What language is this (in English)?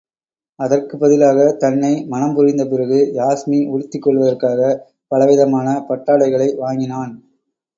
Tamil